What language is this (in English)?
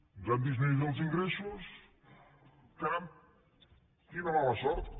Catalan